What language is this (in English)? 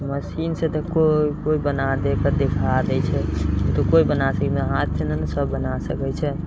Maithili